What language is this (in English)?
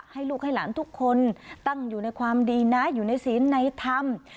Thai